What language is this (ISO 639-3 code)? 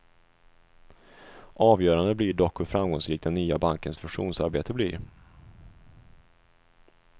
swe